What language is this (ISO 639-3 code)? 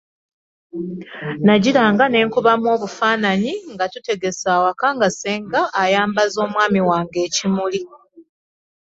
lug